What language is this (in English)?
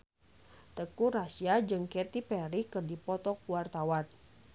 Sundanese